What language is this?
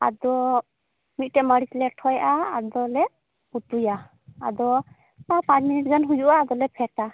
Santali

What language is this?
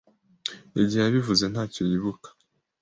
Kinyarwanda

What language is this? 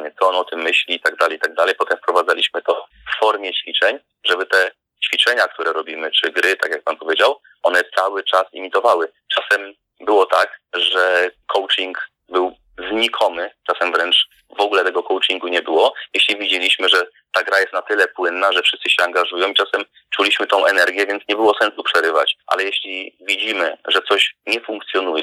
Polish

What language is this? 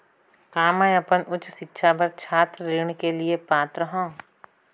Chhattisgarhi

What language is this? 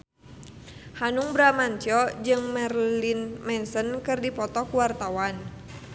Sundanese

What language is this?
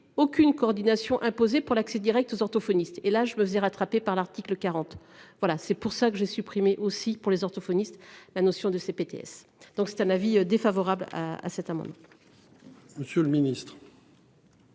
French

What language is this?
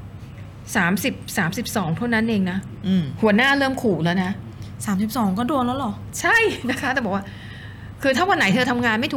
Thai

